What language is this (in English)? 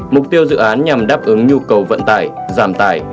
Vietnamese